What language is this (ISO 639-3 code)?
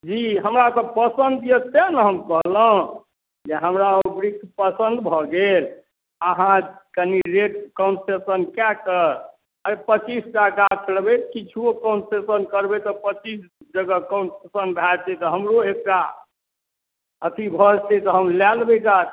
mai